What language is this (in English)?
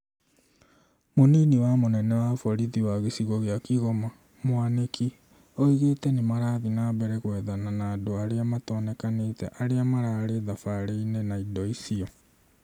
Kikuyu